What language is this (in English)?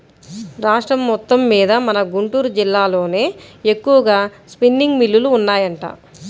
Telugu